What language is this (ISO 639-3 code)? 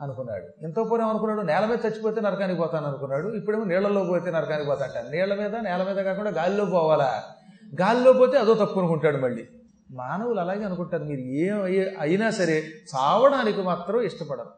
tel